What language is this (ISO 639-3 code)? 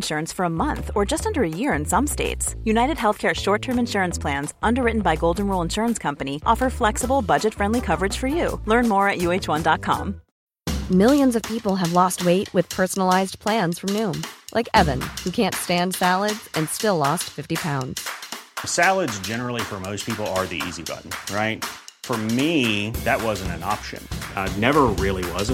swe